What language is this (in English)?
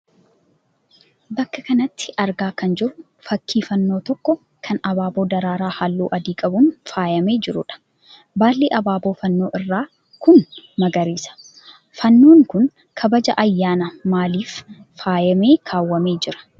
Oromo